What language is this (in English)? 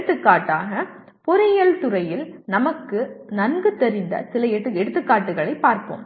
Tamil